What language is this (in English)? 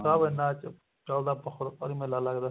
Punjabi